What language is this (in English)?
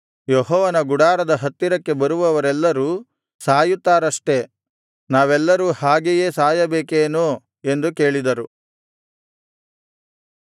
Kannada